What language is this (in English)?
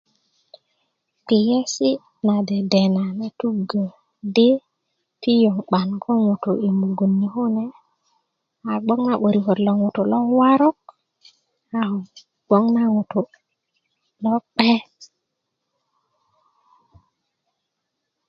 Kuku